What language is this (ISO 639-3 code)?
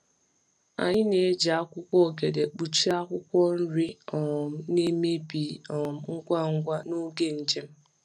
ibo